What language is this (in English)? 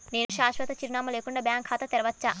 Telugu